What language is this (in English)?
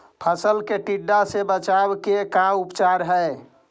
Magahi